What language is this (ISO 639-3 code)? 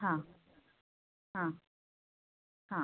kan